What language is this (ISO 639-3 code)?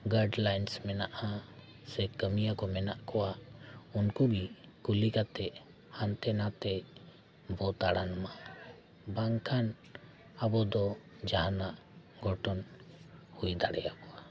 sat